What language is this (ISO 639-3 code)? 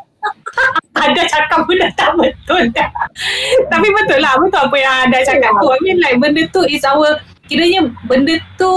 msa